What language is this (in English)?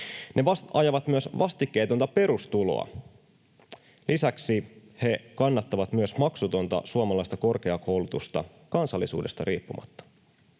Finnish